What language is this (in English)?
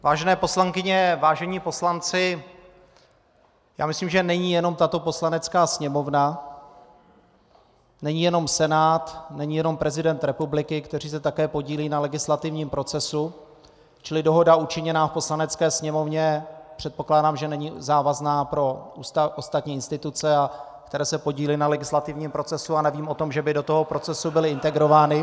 Czech